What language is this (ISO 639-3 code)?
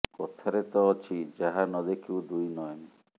ori